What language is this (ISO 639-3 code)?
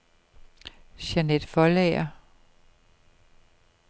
dan